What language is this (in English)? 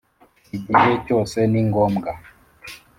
Kinyarwanda